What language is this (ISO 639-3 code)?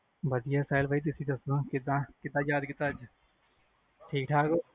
pan